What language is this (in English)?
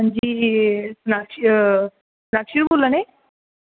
Dogri